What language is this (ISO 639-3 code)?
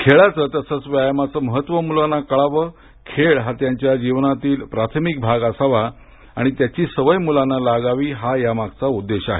mar